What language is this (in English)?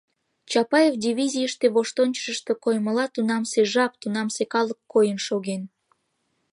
Mari